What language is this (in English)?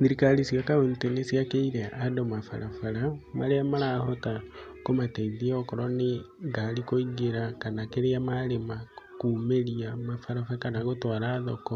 Kikuyu